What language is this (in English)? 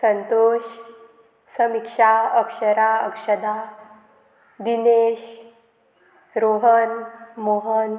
Konkani